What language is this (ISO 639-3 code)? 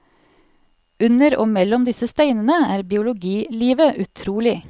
nor